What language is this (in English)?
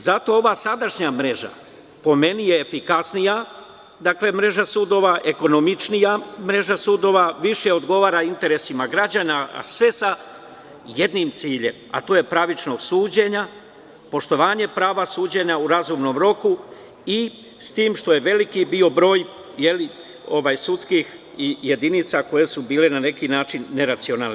Serbian